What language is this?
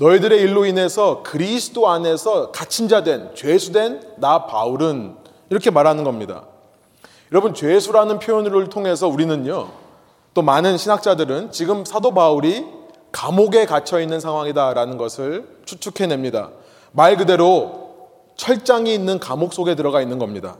Korean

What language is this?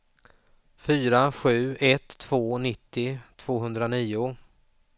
Swedish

